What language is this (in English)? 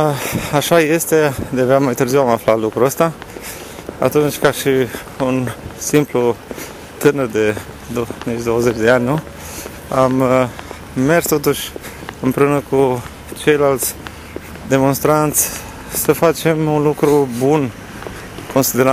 Romanian